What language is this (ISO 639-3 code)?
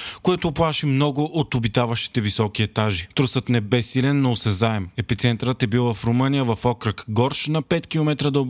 bul